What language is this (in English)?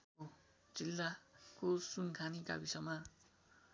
Nepali